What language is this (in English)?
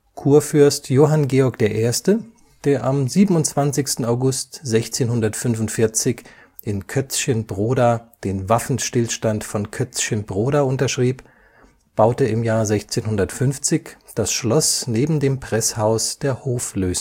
German